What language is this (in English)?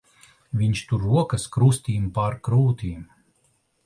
Latvian